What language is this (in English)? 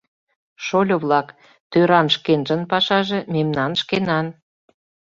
Mari